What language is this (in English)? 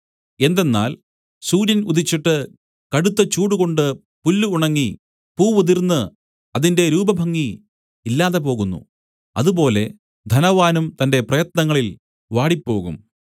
Malayalam